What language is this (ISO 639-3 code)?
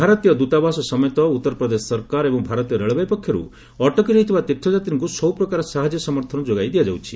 ori